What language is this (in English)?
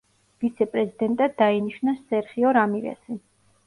Georgian